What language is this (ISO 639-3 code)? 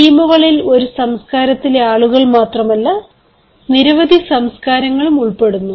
mal